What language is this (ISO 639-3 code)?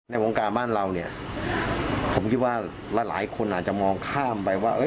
tha